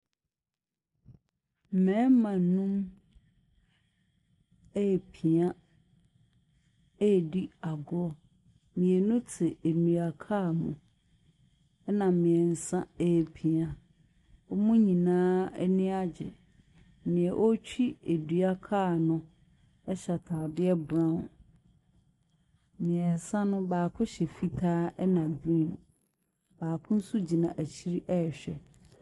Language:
Akan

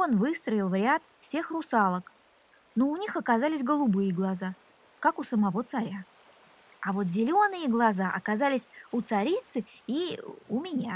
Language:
Russian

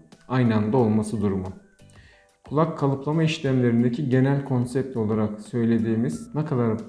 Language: Turkish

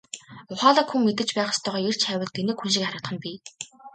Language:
Mongolian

